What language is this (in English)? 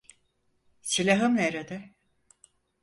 Turkish